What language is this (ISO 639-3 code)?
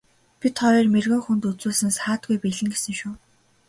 mon